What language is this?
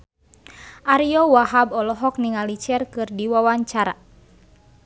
Sundanese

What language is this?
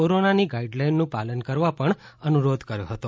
Gujarati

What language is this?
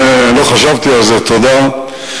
Hebrew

